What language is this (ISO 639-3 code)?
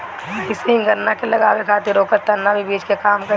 bho